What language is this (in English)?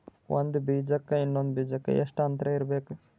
Kannada